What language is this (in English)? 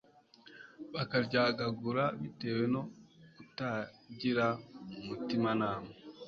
Kinyarwanda